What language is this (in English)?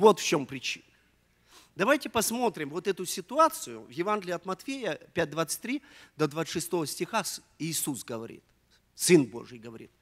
Russian